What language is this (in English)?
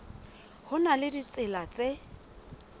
Southern Sotho